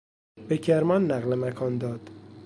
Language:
Persian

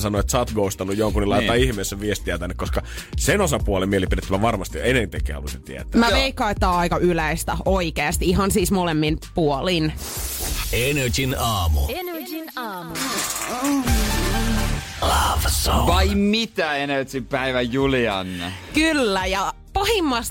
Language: Finnish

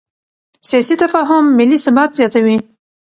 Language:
Pashto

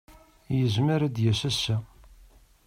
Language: Kabyle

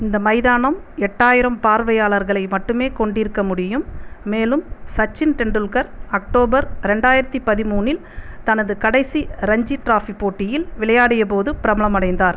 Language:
Tamil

